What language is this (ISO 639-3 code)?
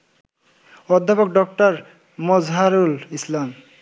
ben